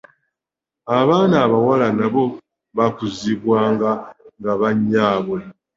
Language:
Ganda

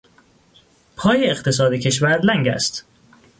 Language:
Persian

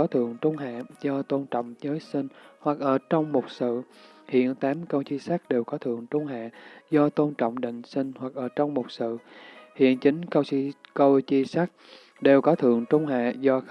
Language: Vietnamese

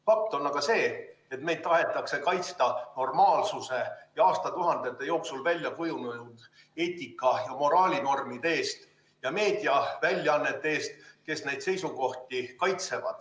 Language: Estonian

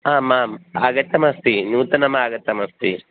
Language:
Sanskrit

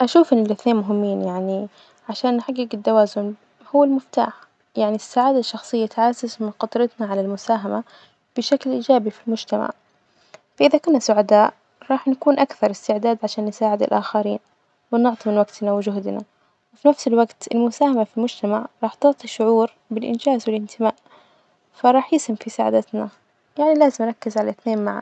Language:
Najdi Arabic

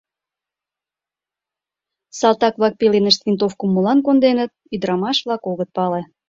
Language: Mari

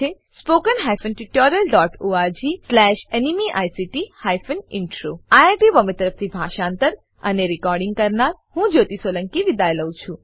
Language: Gujarati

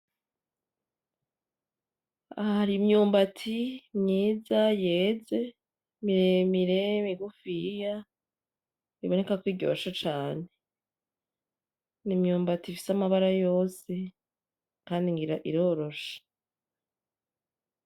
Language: Rundi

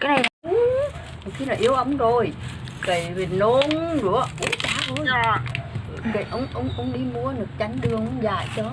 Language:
Vietnamese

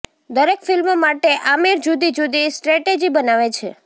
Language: Gujarati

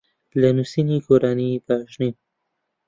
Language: Central Kurdish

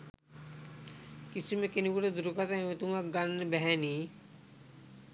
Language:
Sinhala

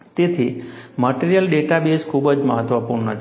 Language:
Gujarati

